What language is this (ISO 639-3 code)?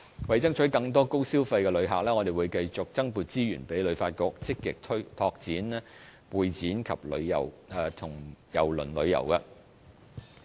yue